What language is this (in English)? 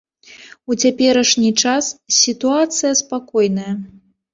Belarusian